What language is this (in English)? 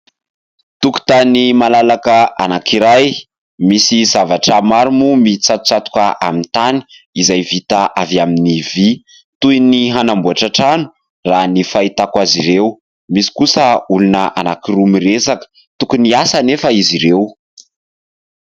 Malagasy